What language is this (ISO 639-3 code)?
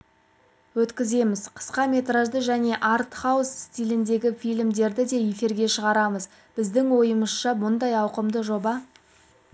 kaz